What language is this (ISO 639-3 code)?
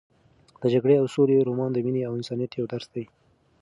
pus